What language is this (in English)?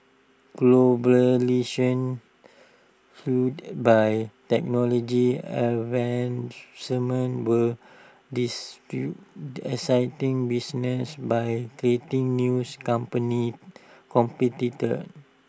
English